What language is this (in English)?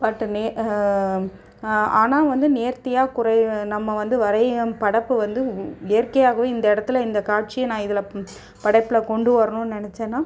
Tamil